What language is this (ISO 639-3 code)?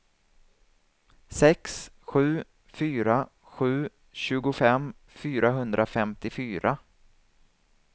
swe